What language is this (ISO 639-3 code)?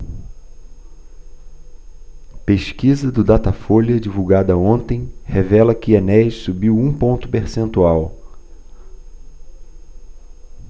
por